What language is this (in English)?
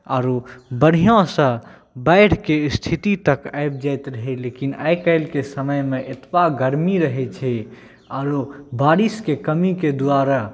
Maithili